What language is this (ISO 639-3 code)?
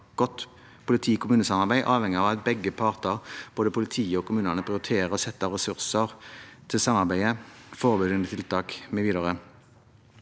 nor